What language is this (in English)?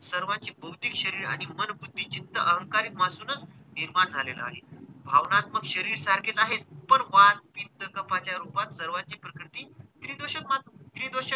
Marathi